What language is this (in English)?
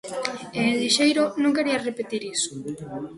Galician